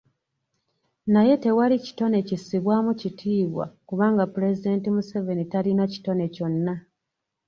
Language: Ganda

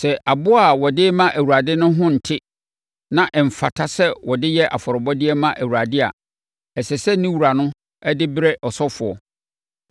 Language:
Akan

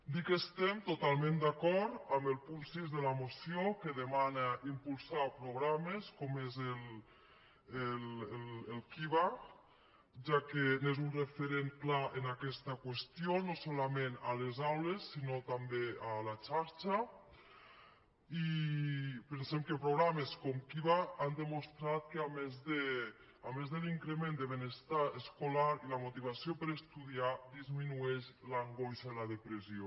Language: Catalan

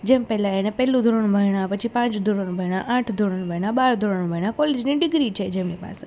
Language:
Gujarati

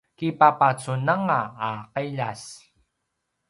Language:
Paiwan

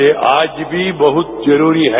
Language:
Hindi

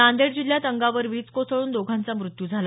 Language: Marathi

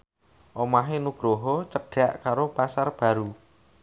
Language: Javanese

